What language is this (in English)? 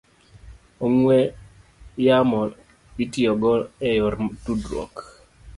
Luo (Kenya and Tanzania)